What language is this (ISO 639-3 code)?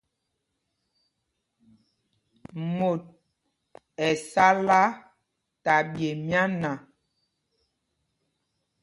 mgg